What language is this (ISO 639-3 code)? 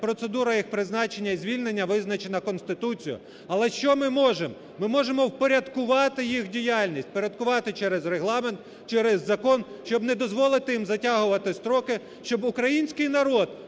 ukr